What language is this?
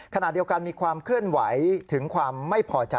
Thai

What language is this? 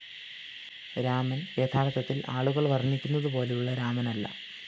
Malayalam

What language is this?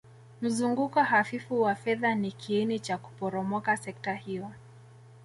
Swahili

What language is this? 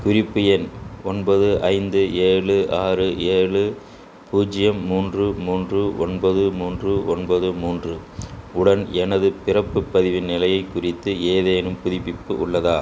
Tamil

